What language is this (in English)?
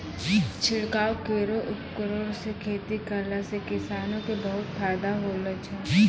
Maithili